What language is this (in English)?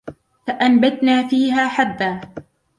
Arabic